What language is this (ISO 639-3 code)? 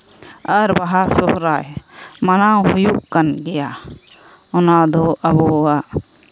sat